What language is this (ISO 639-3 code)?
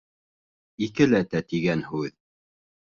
bak